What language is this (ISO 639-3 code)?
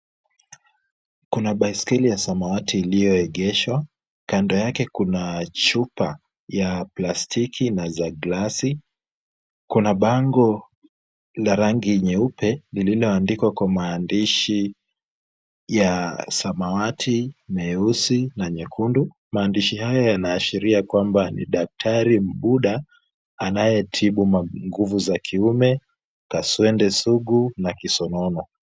swa